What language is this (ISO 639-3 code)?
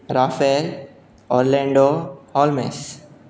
kok